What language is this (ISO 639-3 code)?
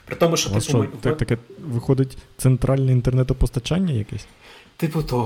ukr